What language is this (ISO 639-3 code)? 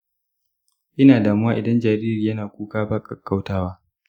hau